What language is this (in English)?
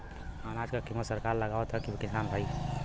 Bhojpuri